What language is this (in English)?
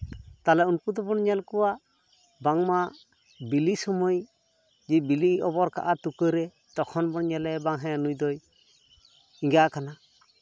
Santali